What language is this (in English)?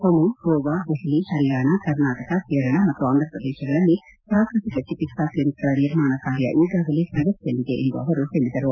Kannada